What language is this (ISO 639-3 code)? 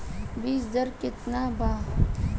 bho